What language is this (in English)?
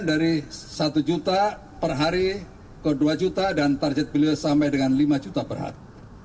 Indonesian